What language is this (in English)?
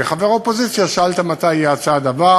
Hebrew